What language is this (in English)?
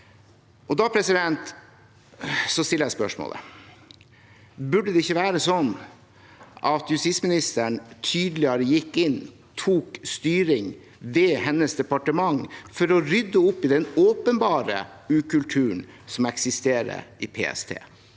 Norwegian